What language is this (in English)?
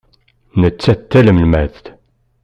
Kabyle